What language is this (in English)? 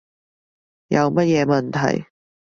Cantonese